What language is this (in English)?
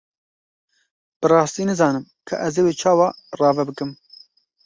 Kurdish